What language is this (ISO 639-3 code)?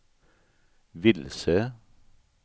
swe